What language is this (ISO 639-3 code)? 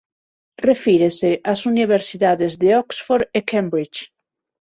glg